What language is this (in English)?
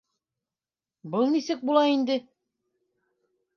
Bashkir